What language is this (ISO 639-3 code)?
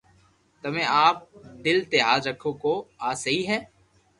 lrk